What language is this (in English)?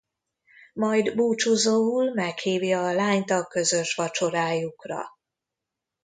Hungarian